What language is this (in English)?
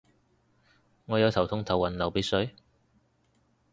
Cantonese